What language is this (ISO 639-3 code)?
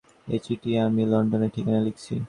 ben